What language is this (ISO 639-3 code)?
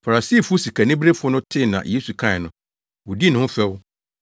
aka